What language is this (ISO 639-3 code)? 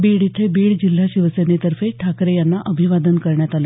mar